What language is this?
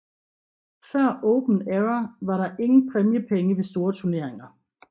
Danish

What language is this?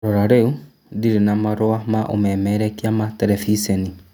Kikuyu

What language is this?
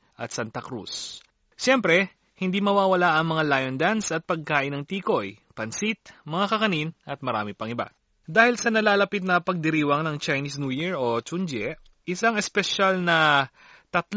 Filipino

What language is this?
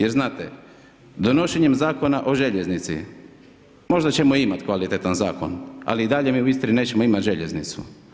Croatian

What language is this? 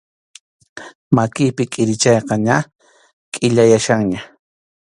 Arequipa-La Unión Quechua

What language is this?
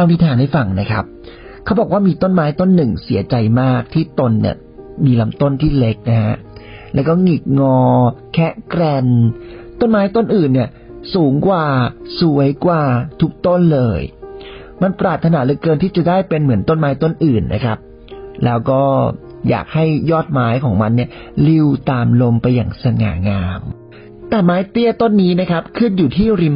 Thai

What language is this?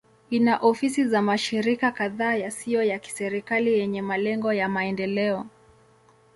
Swahili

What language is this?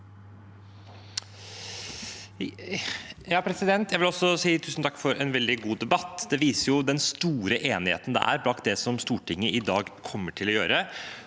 Norwegian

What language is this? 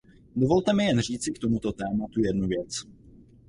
Czech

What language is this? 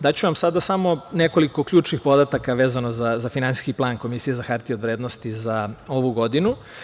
Serbian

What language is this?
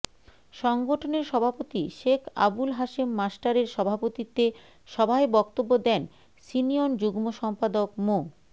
Bangla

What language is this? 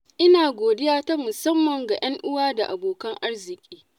Hausa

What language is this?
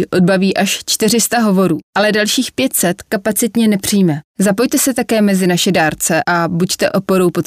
Czech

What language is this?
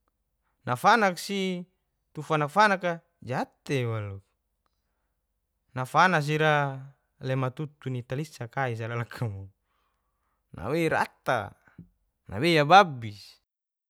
Geser-Gorom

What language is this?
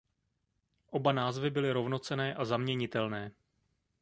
Czech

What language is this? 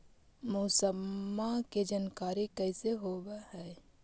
Magahi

